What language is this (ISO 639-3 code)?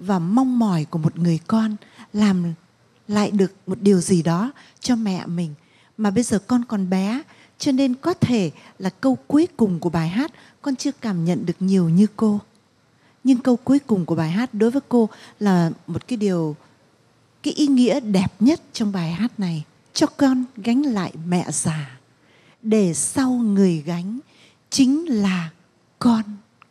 vie